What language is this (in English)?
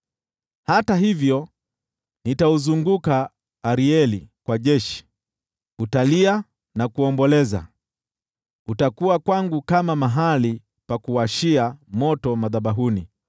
Swahili